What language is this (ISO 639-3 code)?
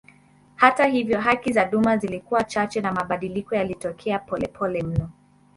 swa